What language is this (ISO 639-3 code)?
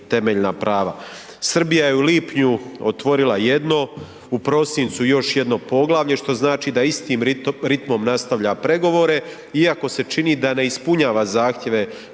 hrv